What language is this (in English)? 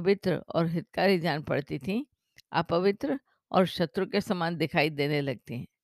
Hindi